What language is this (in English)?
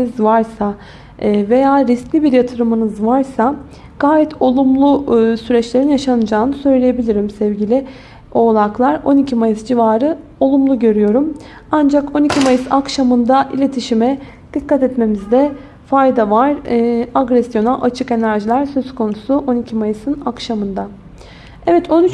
Turkish